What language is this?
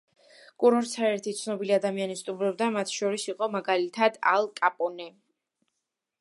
Georgian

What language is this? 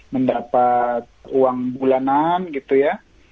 Indonesian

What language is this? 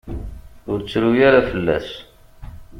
Kabyle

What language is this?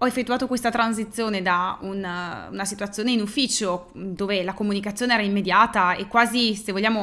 Italian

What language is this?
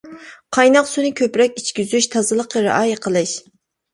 Uyghur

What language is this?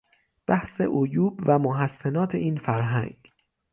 Persian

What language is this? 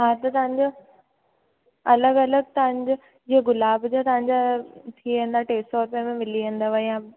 Sindhi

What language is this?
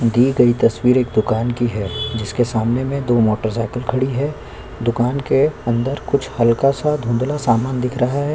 Hindi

